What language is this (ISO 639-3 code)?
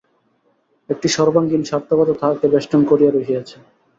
ben